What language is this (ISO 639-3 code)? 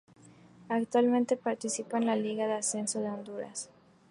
spa